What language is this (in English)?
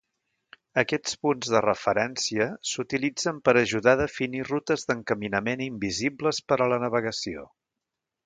Catalan